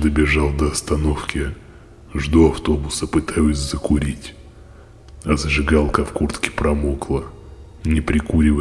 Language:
Russian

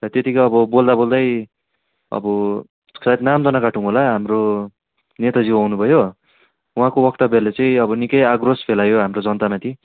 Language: Nepali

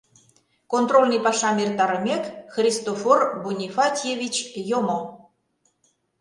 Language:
Mari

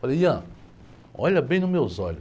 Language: Portuguese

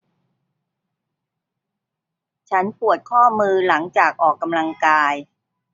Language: Thai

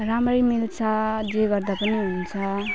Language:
Nepali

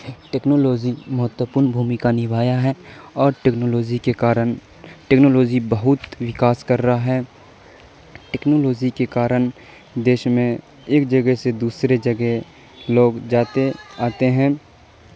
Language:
Urdu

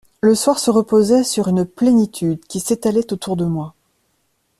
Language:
French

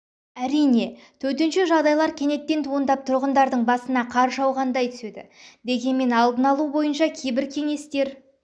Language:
Kazakh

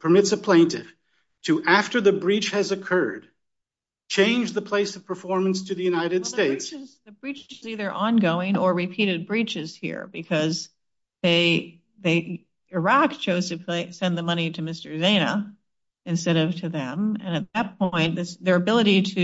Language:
English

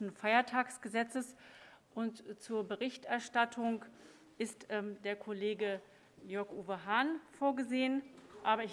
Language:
German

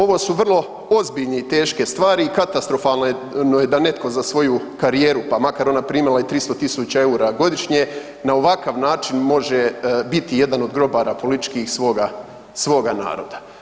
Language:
Croatian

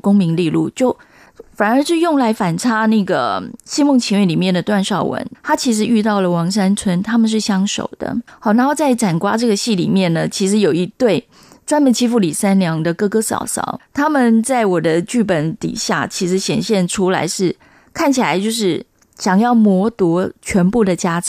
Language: Chinese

